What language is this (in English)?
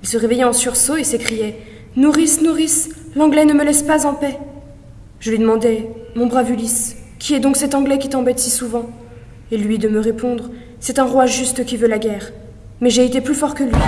French